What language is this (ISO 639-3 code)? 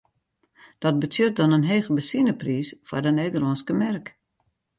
fry